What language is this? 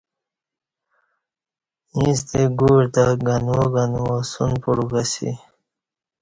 Kati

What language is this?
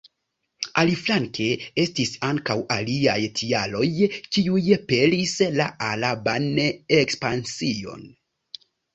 Esperanto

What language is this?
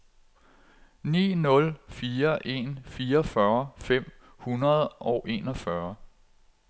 Danish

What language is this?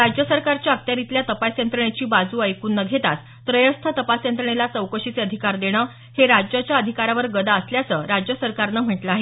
Marathi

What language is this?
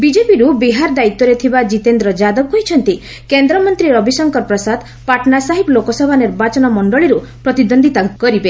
Odia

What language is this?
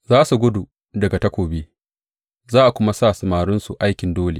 Hausa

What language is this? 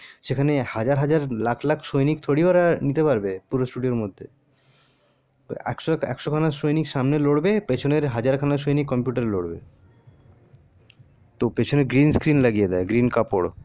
Bangla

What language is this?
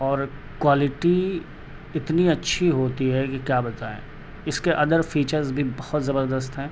Urdu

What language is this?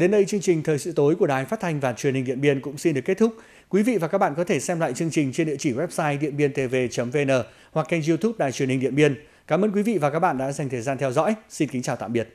Vietnamese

